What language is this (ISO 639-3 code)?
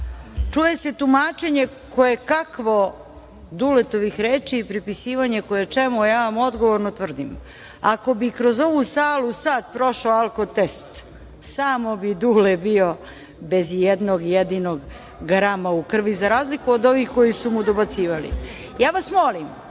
srp